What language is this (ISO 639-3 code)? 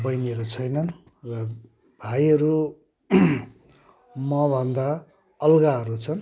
nep